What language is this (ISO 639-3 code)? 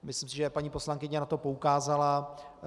ces